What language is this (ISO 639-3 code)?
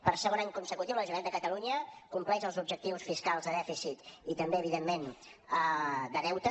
cat